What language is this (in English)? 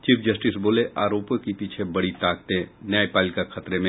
Hindi